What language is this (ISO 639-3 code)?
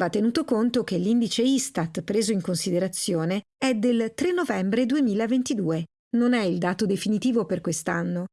ita